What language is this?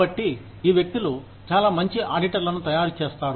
Telugu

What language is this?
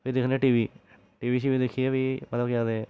Dogri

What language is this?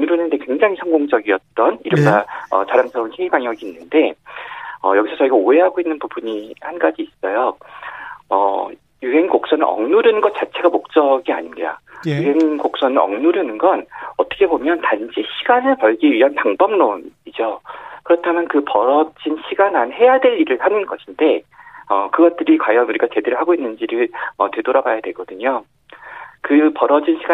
Korean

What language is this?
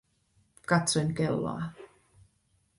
Finnish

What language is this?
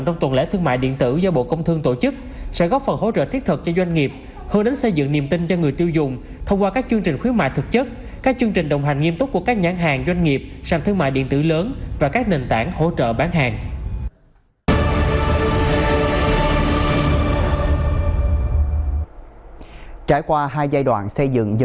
Vietnamese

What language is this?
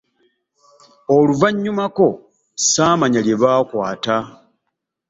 Ganda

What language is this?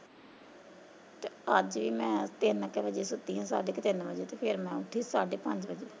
Punjabi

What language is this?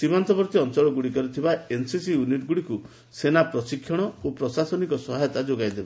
Odia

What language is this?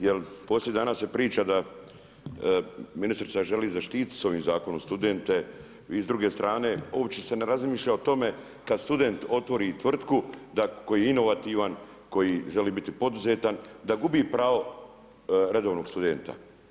Croatian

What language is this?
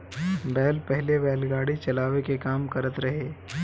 Bhojpuri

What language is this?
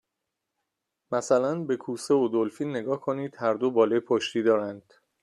Persian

